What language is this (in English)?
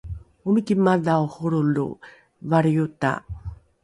Rukai